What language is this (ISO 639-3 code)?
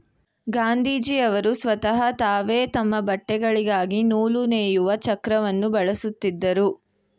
kan